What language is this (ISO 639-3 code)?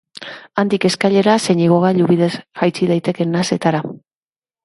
eus